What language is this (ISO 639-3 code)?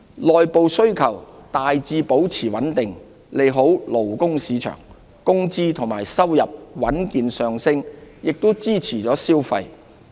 yue